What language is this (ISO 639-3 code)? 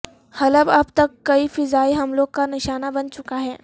urd